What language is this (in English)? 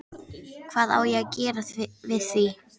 Icelandic